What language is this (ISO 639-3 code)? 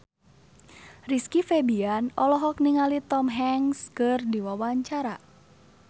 sun